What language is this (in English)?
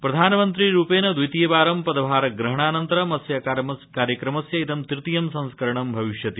Sanskrit